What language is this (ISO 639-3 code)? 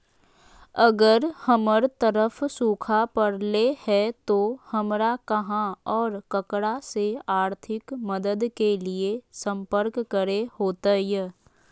mag